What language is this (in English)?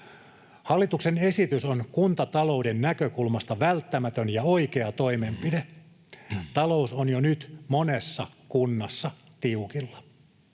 Finnish